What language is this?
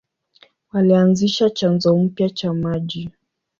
Swahili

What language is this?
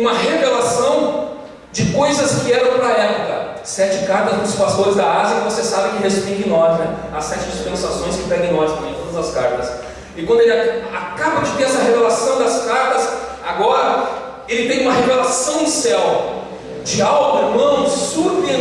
Portuguese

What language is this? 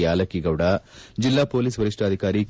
Kannada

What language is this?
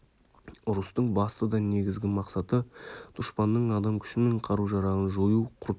Kazakh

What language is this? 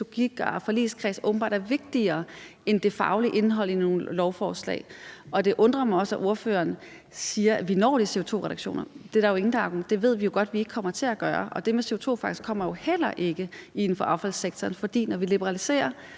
Danish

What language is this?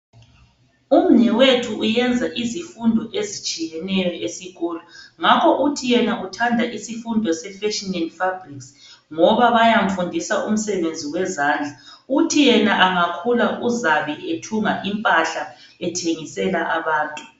North Ndebele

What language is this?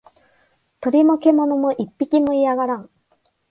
Japanese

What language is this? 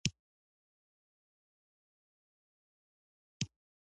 Pashto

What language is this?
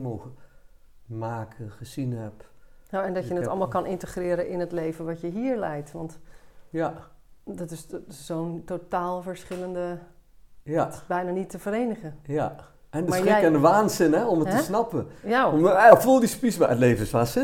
Dutch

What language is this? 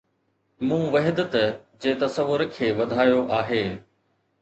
Sindhi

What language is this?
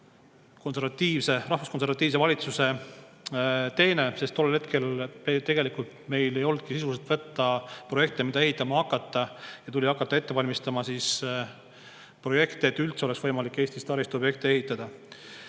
Estonian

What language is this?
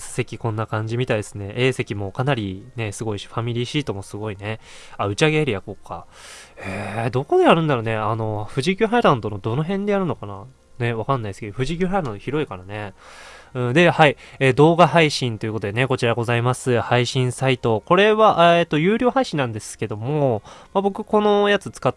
Japanese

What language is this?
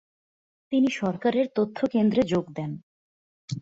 Bangla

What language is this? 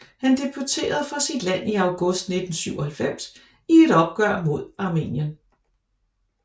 Danish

